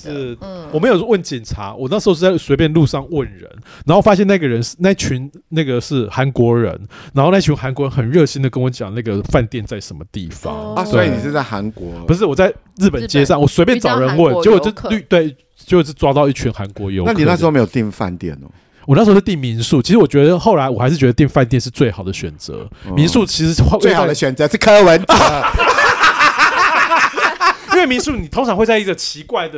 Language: Chinese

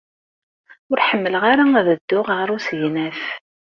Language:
Kabyle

